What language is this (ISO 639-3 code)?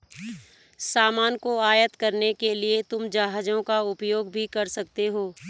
hin